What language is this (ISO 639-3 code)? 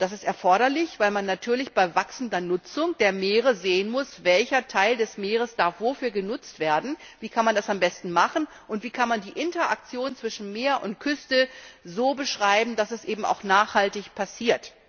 deu